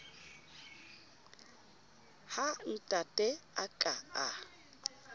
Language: Southern Sotho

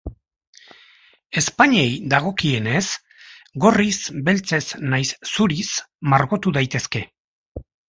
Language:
Basque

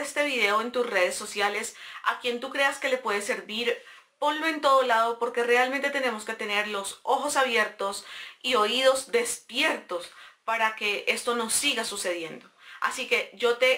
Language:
Spanish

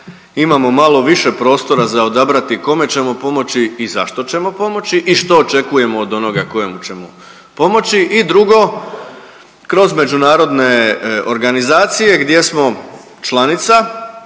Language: Croatian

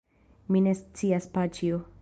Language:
Esperanto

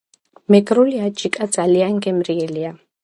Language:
Georgian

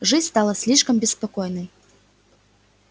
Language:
Russian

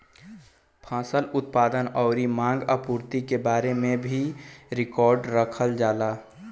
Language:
Bhojpuri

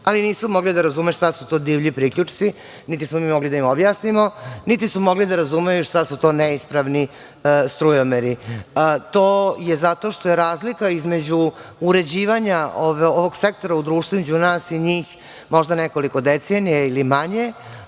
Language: Serbian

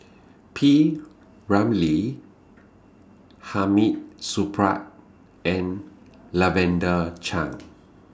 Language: English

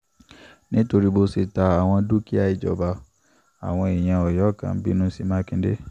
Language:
Yoruba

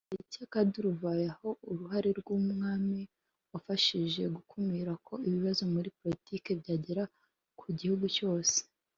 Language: Kinyarwanda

